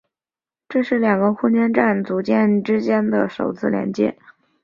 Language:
Chinese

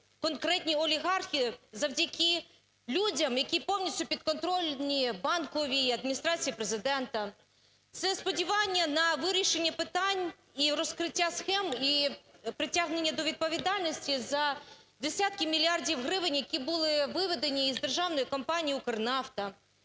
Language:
Ukrainian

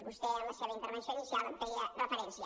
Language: Catalan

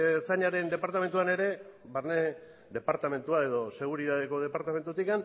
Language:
Basque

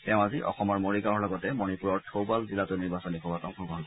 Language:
Assamese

